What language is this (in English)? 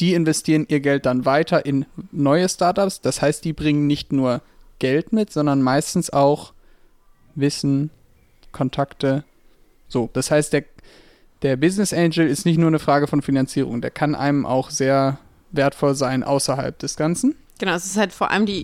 German